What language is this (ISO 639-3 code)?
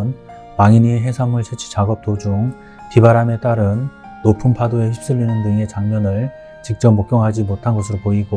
kor